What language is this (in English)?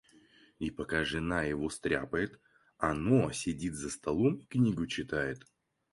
Russian